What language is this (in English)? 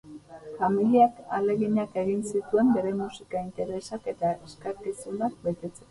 Basque